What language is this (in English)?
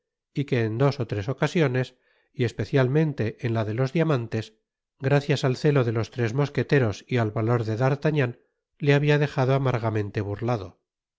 Spanish